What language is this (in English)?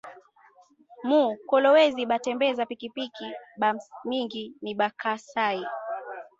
Swahili